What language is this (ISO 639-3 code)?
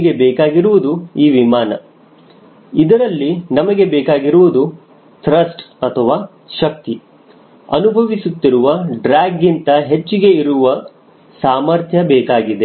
kan